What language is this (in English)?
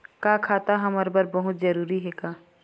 Chhattisgarhi